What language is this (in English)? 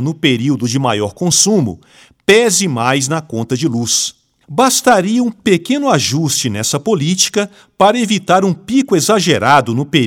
Portuguese